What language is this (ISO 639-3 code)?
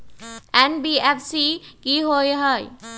mag